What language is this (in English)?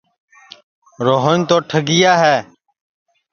Sansi